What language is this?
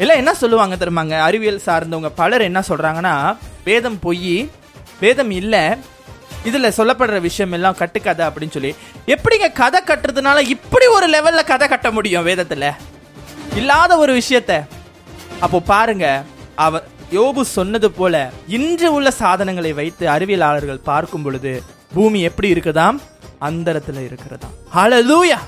Tamil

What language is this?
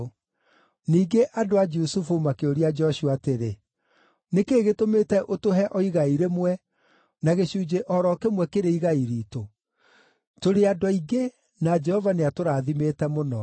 Kikuyu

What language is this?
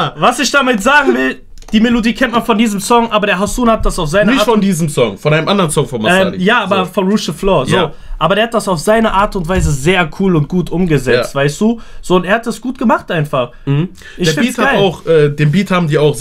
German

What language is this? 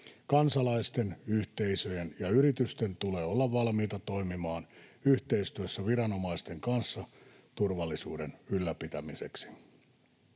Finnish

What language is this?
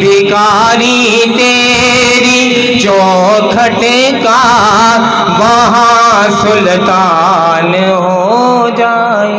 Hindi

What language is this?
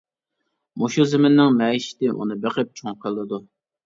Uyghur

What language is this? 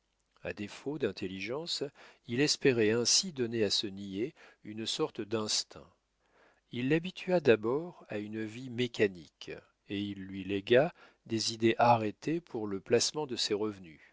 French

